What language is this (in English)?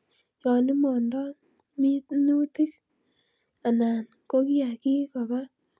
Kalenjin